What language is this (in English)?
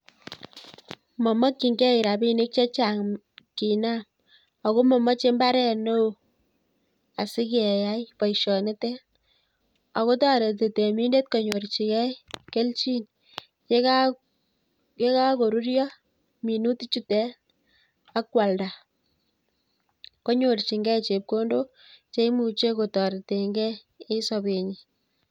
Kalenjin